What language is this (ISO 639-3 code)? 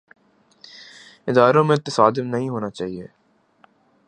urd